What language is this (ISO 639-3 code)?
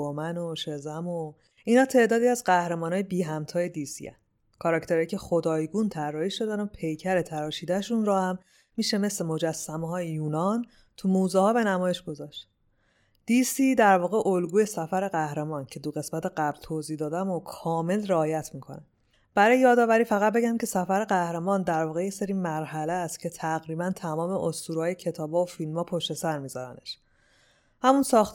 fas